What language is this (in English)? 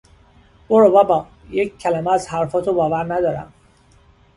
Persian